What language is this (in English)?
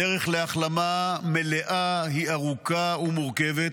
Hebrew